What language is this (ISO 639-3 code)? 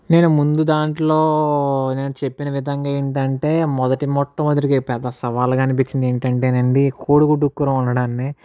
tel